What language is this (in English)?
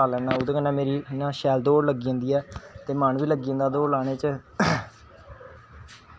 Dogri